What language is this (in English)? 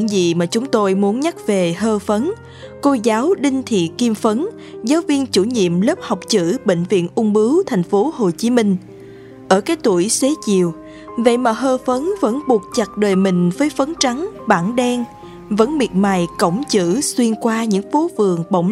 Vietnamese